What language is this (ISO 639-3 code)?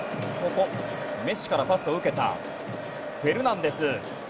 jpn